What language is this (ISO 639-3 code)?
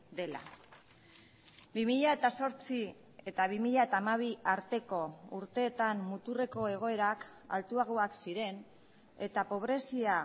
eus